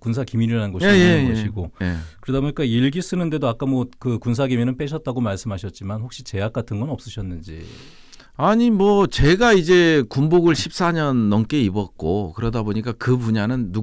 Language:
Korean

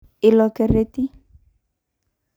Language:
Masai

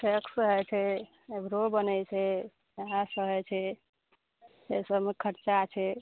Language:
Maithili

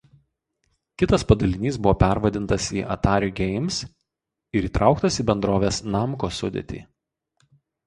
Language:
Lithuanian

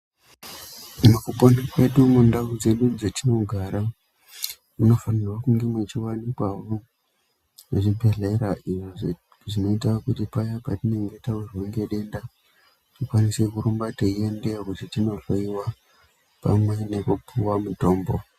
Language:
Ndau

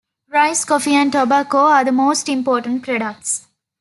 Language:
English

